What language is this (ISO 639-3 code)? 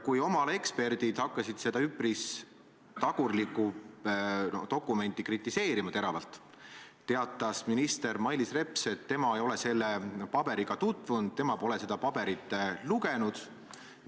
est